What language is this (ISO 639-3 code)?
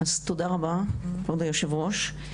heb